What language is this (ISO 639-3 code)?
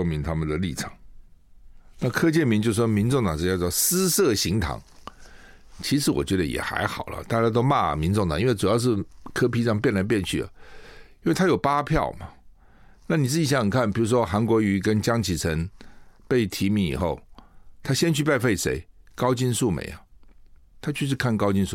zho